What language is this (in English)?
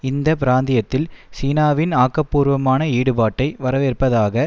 Tamil